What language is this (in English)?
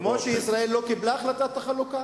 Hebrew